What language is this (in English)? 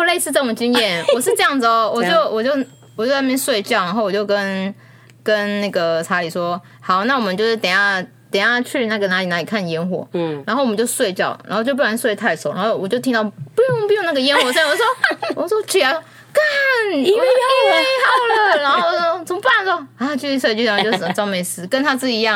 Chinese